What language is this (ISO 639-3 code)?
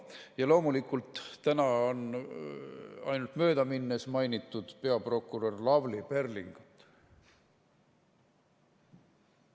est